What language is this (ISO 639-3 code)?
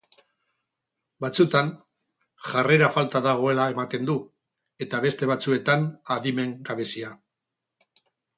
eus